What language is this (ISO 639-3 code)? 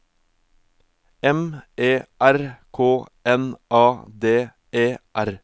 nor